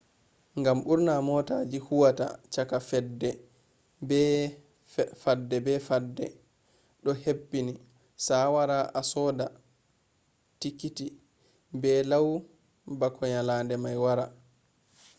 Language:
Fula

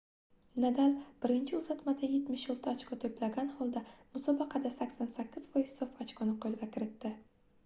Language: Uzbek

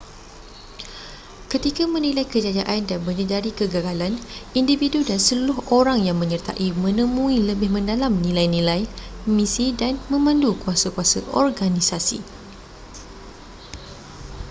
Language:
Malay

